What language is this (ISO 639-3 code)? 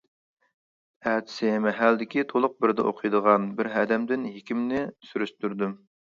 uig